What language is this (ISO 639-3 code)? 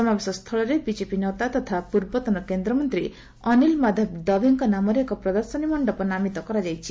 ori